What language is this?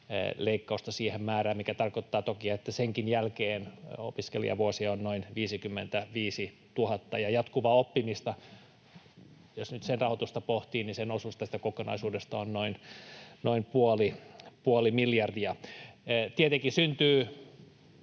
Finnish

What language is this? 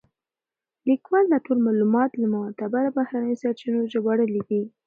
Pashto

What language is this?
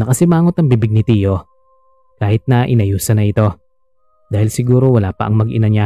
Filipino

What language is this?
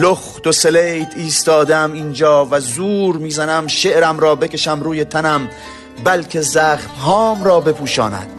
Persian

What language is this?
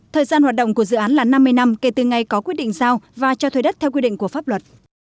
Vietnamese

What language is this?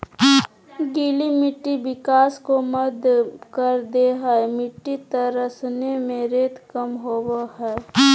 Magahi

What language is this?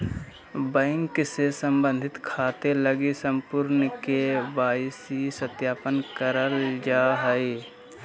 Magahi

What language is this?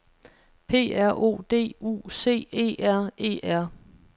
Danish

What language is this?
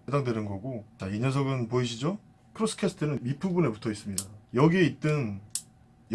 Korean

